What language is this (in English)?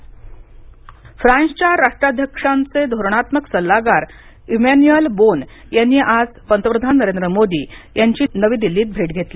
Marathi